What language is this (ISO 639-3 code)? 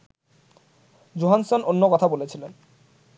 ben